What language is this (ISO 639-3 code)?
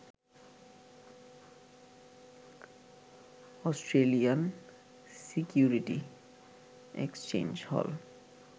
ben